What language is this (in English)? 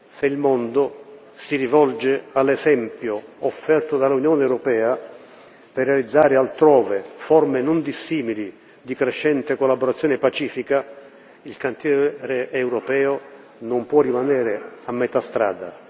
Italian